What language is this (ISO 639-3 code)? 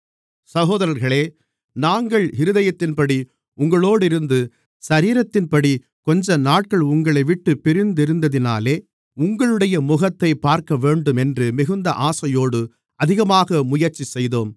tam